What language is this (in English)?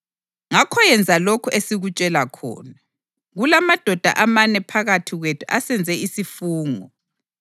North Ndebele